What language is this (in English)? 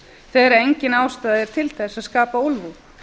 Icelandic